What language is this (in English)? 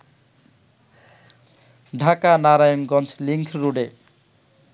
Bangla